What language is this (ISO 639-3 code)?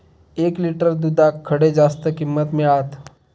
mar